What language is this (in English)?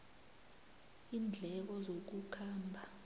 South Ndebele